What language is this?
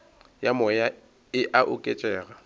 Northern Sotho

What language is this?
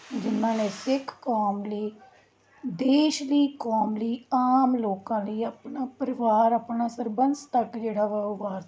Punjabi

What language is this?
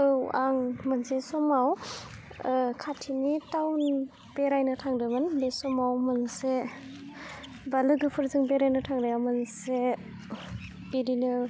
Bodo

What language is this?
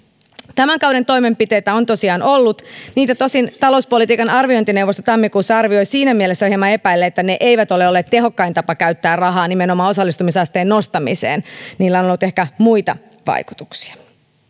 Finnish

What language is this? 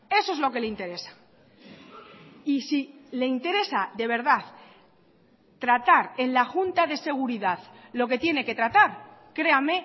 Spanish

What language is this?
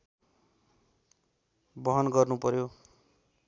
Nepali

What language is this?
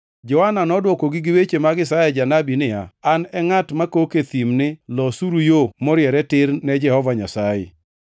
Luo (Kenya and Tanzania)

